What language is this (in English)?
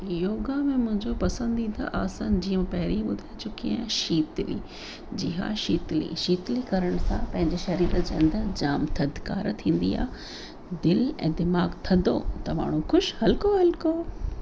Sindhi